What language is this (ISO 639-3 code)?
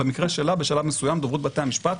heb